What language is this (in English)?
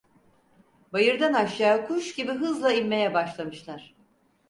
Turkish